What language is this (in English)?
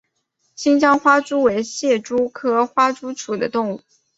Chinese